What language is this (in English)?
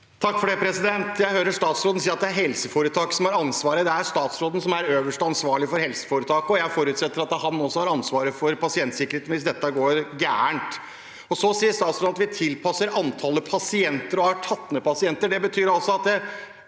Norwegian